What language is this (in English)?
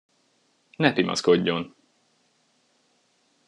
Hungarian